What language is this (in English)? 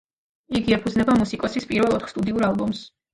Georgian